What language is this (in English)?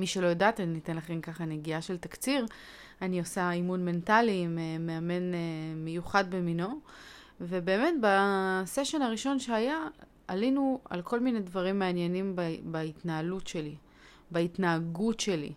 Hebrew